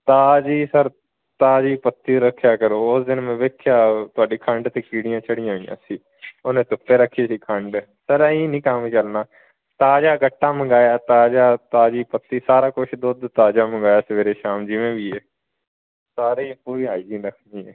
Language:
Punjabi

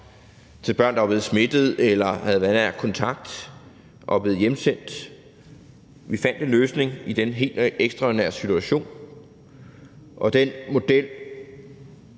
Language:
Danish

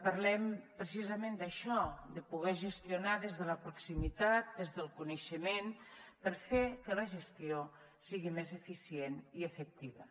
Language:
Catalan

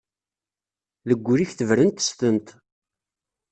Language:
Kabyle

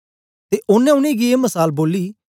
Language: Dogri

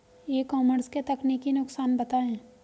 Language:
Hindi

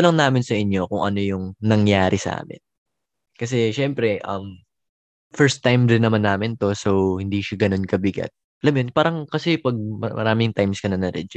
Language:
Filipino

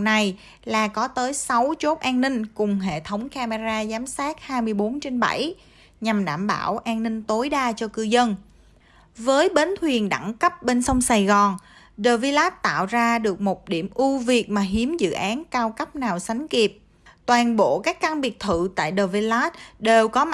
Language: Vietnamese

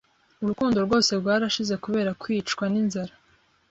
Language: Kinyarwanda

